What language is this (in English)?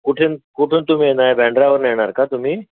Marathi